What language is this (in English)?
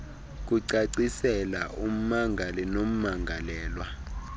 Xhosa